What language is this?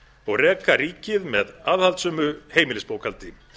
Icelandic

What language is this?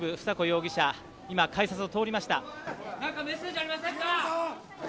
Japanese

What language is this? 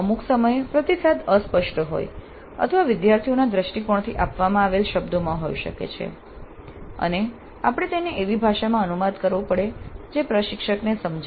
Gujarati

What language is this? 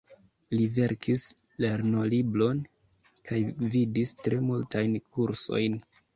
Esperanto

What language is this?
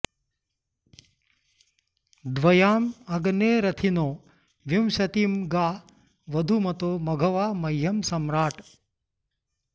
Sanskrit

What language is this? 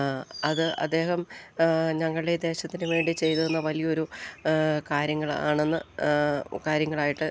Malayalam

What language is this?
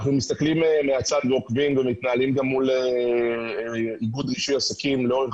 Hebrew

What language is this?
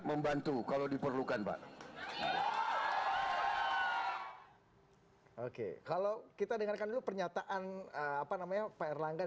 Indonesian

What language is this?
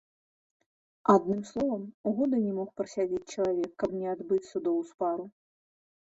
Belarusian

